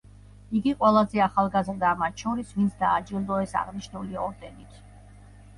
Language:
Georgian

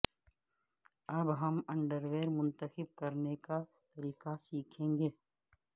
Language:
Urdu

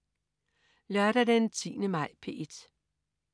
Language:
Danish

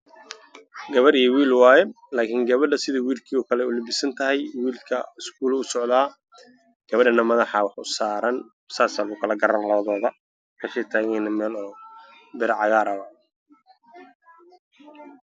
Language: Somali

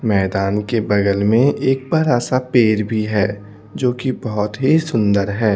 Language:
Hindi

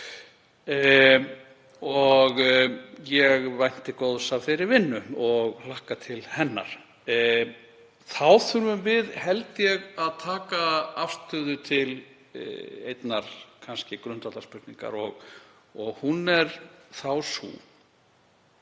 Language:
Icelandic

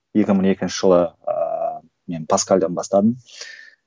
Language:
Kazakh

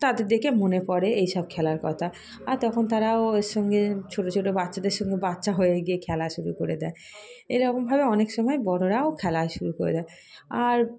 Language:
Bangla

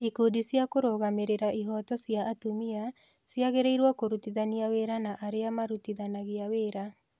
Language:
Kikuyu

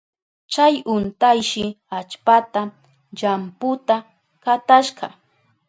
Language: Southern Pastaza Quechua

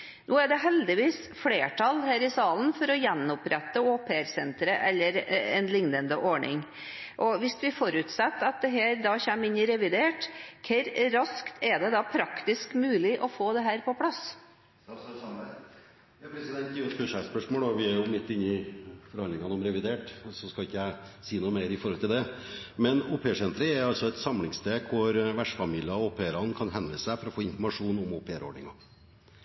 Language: Norwegian Bokmål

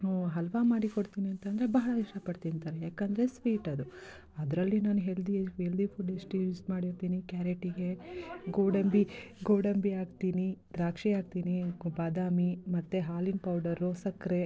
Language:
Kannada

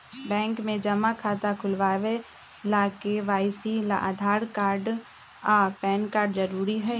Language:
Magahi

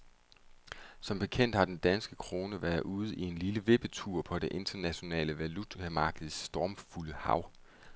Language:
Danish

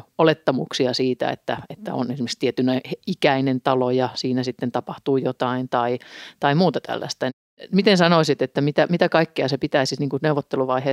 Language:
Finnish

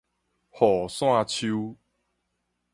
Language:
Min Nan Chinese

